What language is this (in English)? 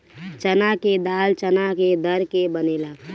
Bhojpuri